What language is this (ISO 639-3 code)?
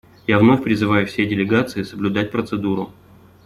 rus